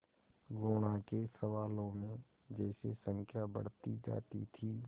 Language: Hindi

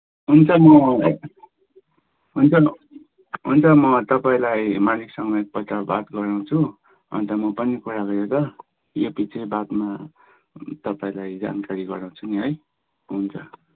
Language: Nepali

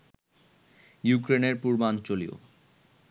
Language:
Bangla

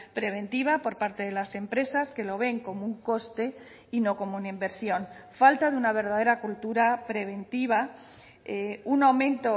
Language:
Spanish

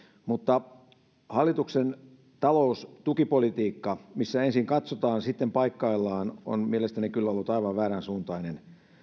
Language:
Finnish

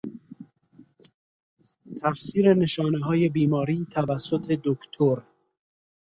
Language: Persian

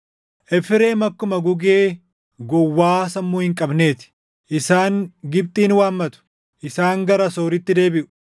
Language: Oromo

